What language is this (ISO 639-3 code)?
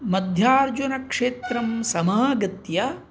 san